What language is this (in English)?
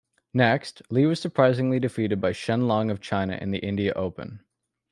English